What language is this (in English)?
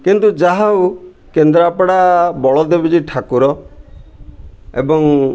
Odia